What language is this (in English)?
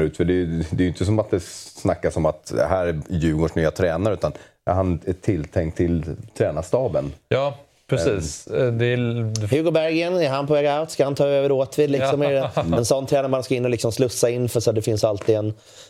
Swedish